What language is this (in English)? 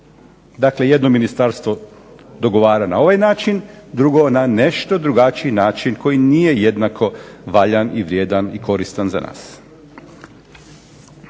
Croatian